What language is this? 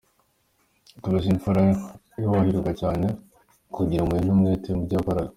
Kinyarwanda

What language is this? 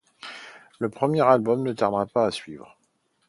French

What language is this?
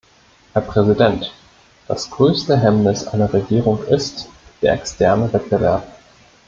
German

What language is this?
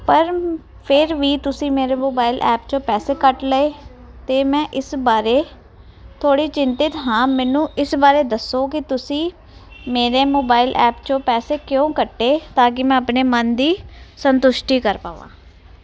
Punjabi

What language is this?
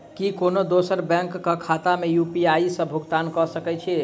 Maithili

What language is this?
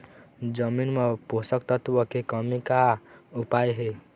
Chhattisgarhi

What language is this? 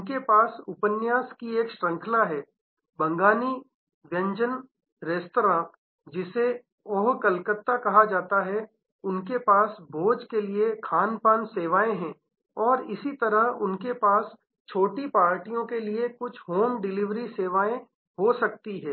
Hindi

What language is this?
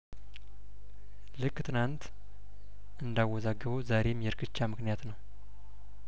Amharic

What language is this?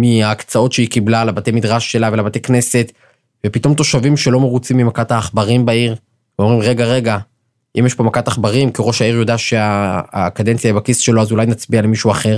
Hebrew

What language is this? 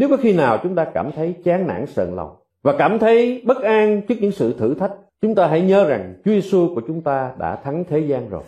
Vietnamese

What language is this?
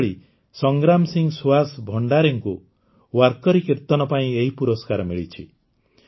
Odia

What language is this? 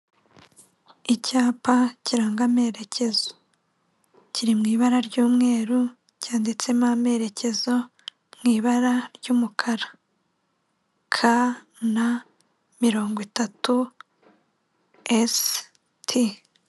Kinyarwanda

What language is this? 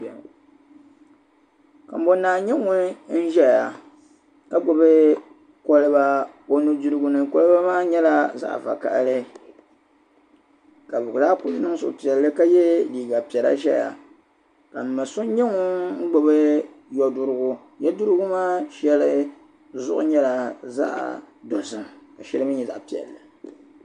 Dagbani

